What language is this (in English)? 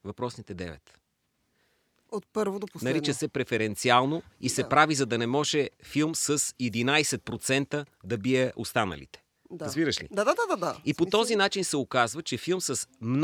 Bulgarian